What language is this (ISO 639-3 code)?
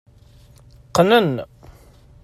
kab